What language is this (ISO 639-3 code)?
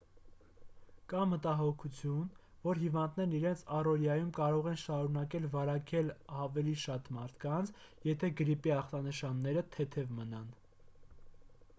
hye